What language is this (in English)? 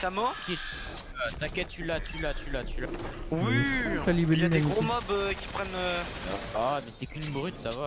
French